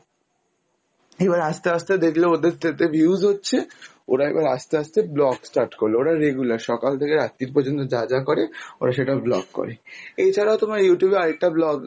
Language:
Bangla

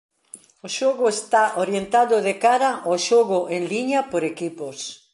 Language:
Galician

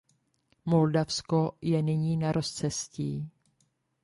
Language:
Czech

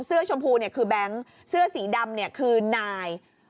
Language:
Thai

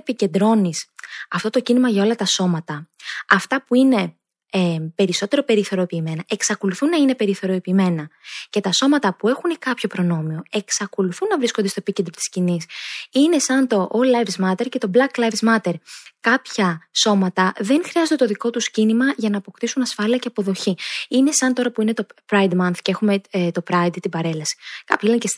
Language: Greek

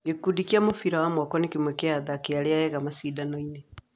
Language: Kikuyu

